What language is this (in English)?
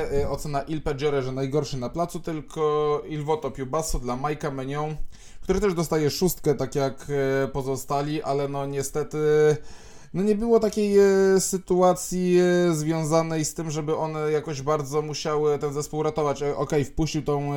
Polish